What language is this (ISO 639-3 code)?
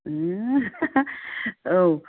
brx